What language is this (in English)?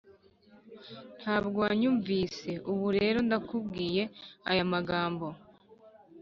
Kinyarwanda